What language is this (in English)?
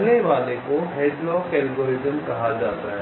Hindi